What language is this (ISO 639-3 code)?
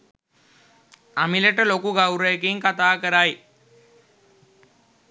sin